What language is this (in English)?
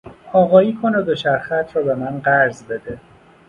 Persian